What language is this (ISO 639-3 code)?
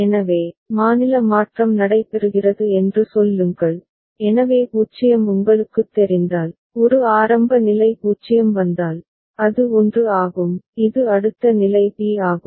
tam